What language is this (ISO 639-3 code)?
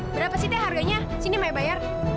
ind